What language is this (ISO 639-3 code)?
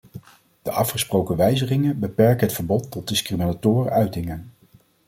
nld